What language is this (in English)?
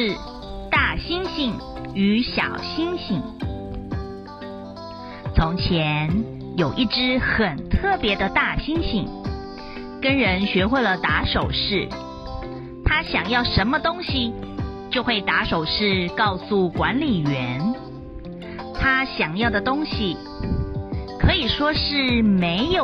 Chinese